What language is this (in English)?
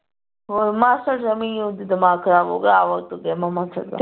Punjabi